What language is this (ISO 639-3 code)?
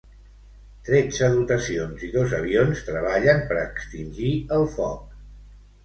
cat